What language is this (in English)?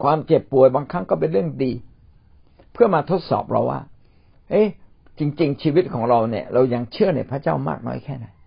Thai